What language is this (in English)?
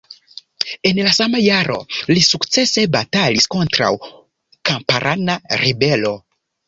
Esperanto